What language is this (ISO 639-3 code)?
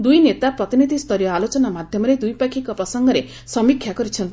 ori